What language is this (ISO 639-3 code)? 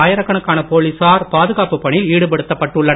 tam